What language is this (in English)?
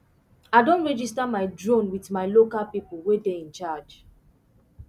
Nigerian Pidgin